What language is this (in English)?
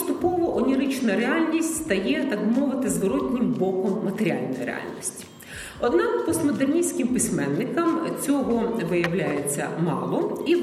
Ukrainian